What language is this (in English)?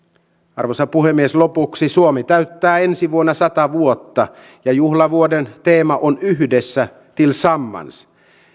Finnish